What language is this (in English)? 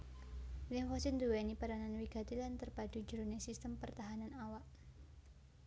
Javanese